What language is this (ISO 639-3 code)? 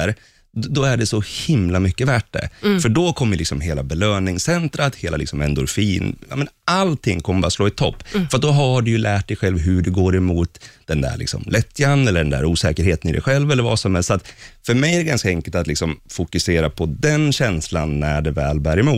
swe